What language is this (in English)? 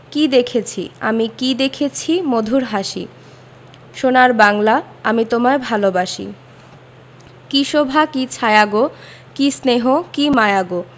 Bangla